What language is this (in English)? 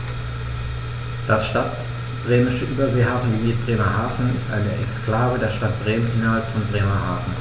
German